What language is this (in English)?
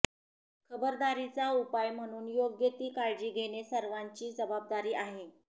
Marathi